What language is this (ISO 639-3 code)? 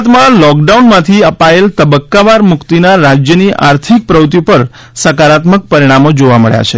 guj